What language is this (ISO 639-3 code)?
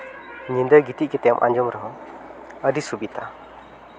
sat